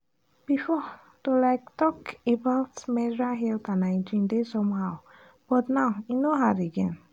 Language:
Nigerian Pidgin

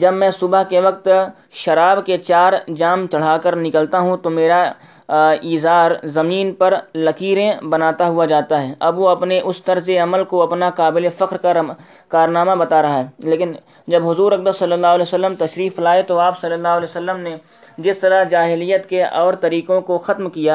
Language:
Urdu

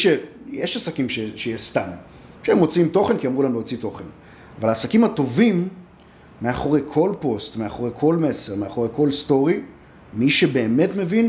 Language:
Hebrew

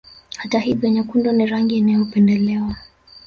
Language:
Swahili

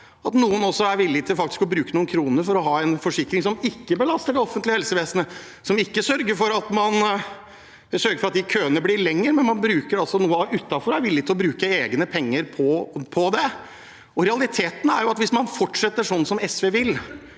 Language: Norwegian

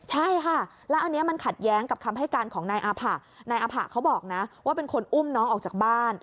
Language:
Thai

